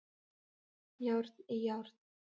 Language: Icelandic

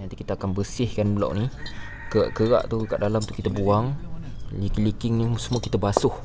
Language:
Malay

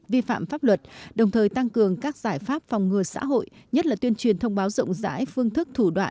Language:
Vietnamese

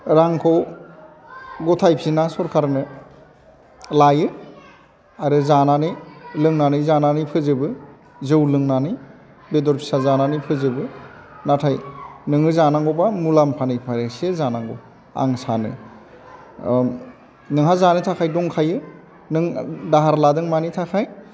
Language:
Bodo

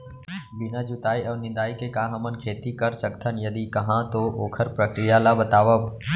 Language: Chhattisgarhi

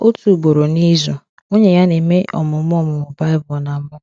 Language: Igbo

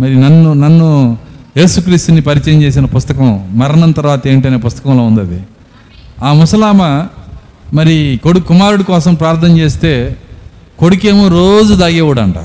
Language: Telugu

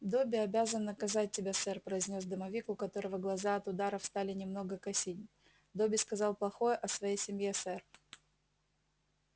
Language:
Russian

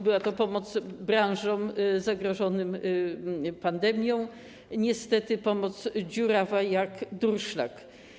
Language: Polish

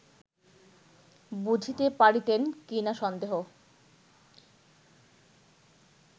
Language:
Bangla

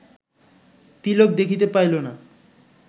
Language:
Bangla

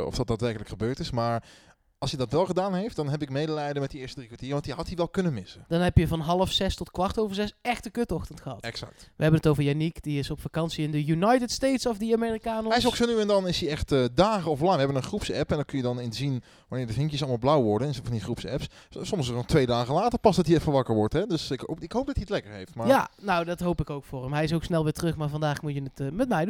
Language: Dutch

